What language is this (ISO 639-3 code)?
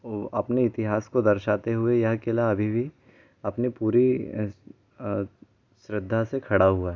hin